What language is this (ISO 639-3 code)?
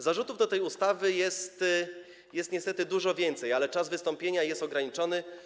pol